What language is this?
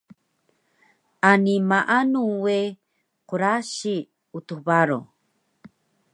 Taroko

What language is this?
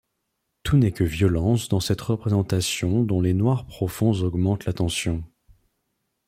French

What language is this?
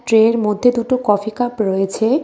Bangla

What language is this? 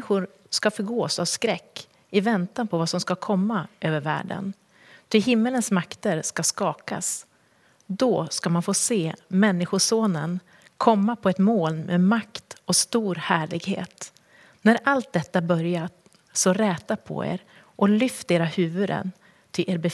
Swedish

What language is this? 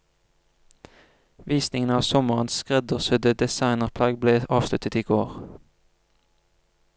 Norwegian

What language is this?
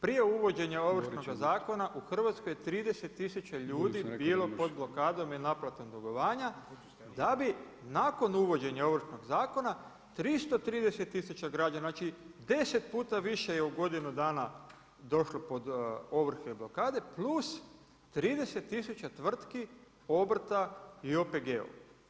Croatian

